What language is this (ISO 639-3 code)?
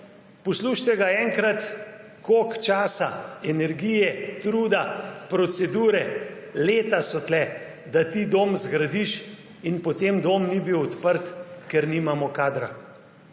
slv